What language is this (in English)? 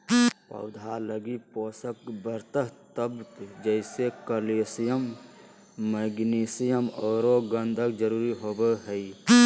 Magahi